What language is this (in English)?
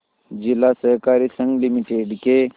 Hindi